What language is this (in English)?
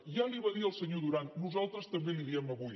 Catalan